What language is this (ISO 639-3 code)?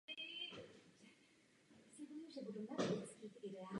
ces